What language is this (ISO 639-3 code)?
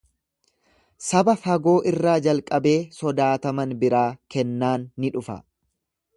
orm